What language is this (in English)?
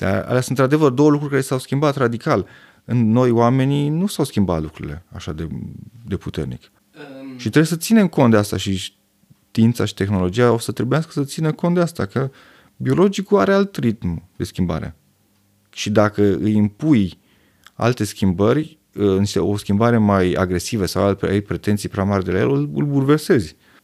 Romanian